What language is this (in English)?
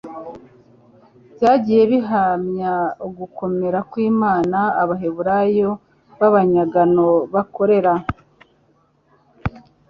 Kinyarwanda